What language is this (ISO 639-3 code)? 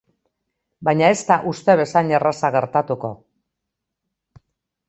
eus